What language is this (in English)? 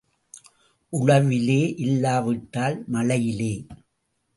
Tamil